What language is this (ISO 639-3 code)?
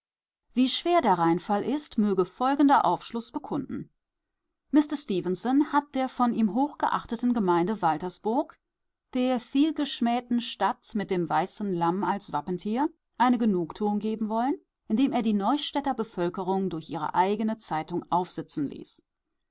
deu